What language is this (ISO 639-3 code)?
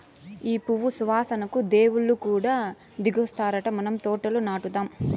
tel